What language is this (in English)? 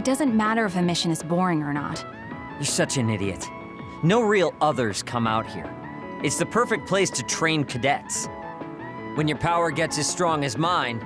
English